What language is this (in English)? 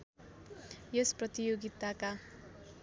Nepali